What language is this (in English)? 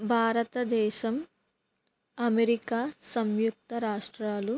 Telugu